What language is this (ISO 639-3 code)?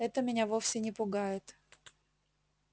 rus